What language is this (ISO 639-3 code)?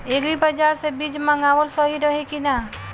bho